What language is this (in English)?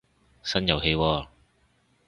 Cantonese